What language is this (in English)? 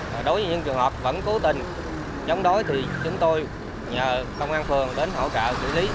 Vietnamese